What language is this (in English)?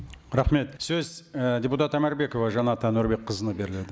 Kazakh